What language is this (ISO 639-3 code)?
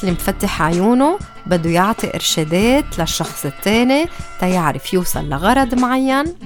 ara